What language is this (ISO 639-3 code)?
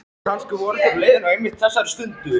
isl